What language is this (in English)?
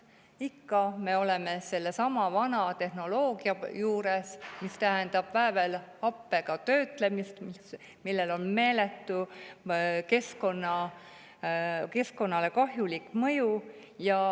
Estonian